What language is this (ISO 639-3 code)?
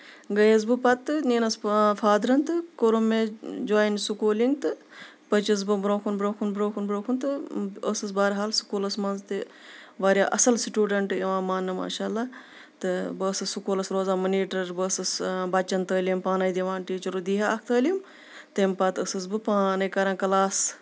kas